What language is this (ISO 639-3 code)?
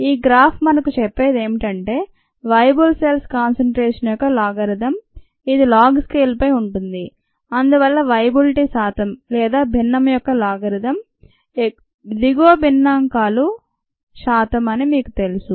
tel